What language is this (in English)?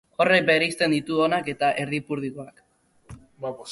Basque